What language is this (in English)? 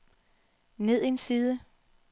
Danish